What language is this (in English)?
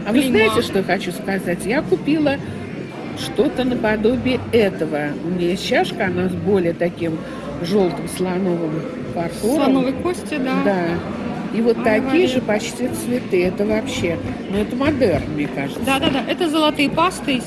Russian